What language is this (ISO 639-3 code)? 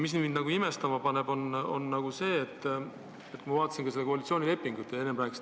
est